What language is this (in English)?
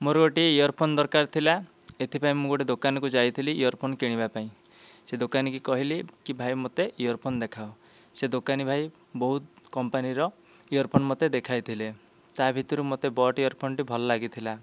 Odia